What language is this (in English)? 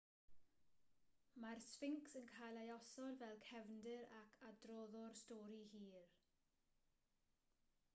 Welsh